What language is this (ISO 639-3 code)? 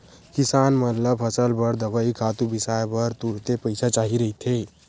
hne